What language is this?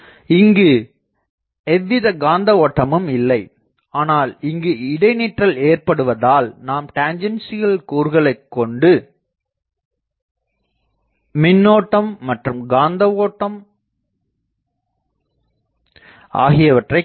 Tamil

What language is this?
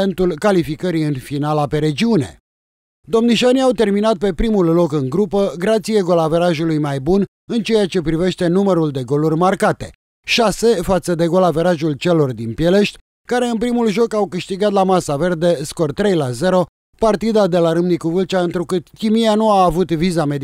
Romanian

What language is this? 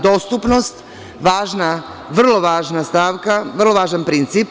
Serbian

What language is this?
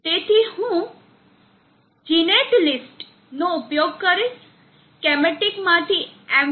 Gujarati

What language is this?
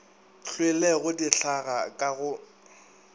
Northern Sotho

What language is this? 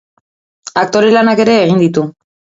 Basque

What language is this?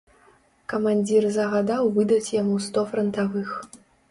Belarusian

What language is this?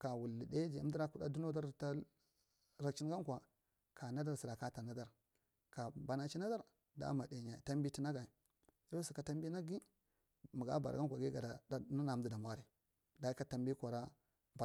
Marghi Central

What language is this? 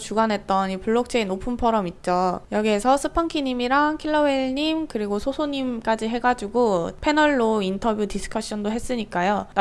Korean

